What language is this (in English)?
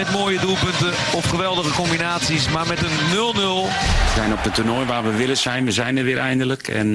Dutch